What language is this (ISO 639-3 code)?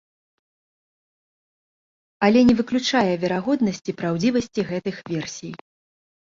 bel